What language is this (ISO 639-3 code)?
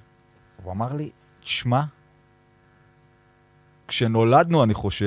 heb